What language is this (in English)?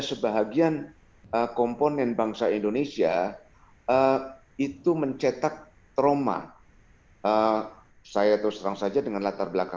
Indonesian